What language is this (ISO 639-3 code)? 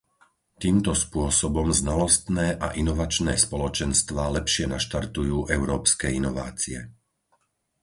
slk